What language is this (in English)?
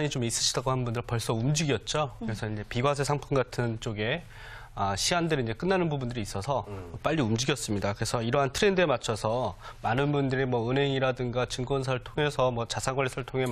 Korean